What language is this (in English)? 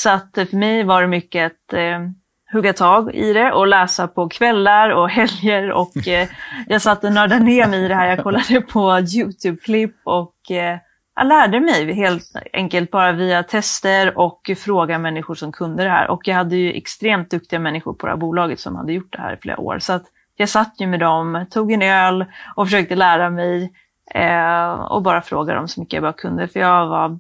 Swedish